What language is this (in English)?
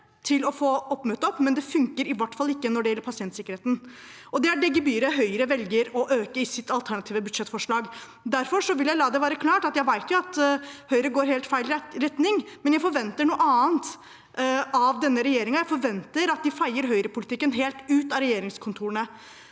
Norwegian